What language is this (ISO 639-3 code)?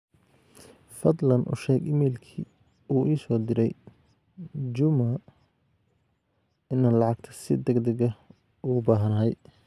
som